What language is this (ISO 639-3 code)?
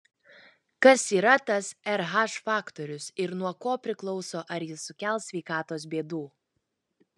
lit